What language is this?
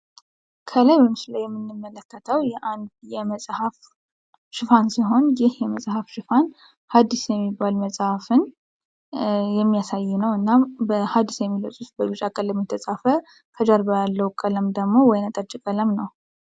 Amharic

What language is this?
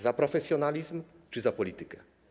Polish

